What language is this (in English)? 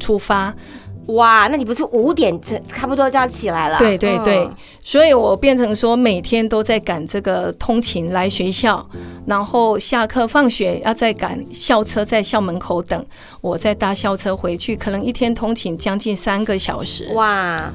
Chinese